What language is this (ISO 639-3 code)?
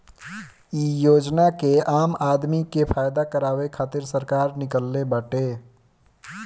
bho